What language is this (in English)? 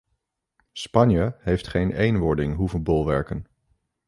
Dutch